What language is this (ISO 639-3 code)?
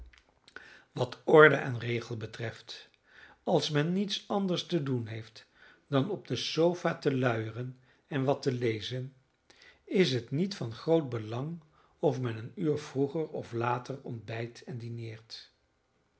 nld